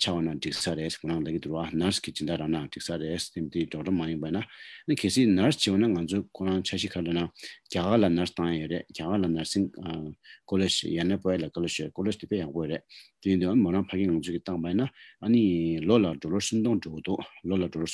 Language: Romanian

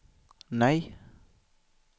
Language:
Swedish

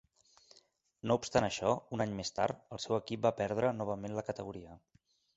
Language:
Catalan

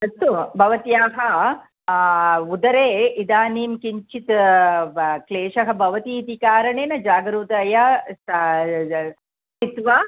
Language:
Sanskrit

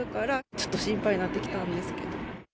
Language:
Japanese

